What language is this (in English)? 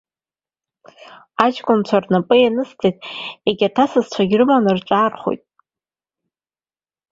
Abkhazian